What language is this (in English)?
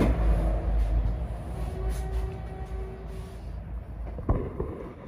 Romanian